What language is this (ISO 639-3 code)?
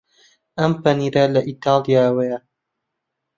ckb